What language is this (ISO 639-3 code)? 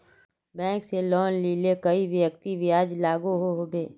mag